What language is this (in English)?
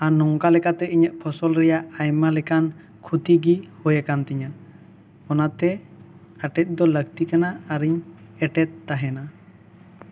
Santali